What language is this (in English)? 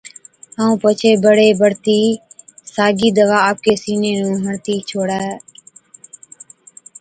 Od